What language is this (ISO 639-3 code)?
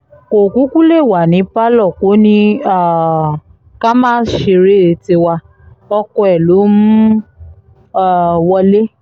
yor